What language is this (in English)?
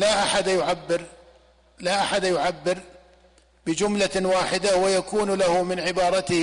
Arabic